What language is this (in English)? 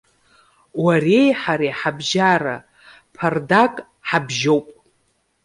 Abkhazian